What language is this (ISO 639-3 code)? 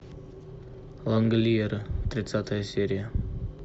rus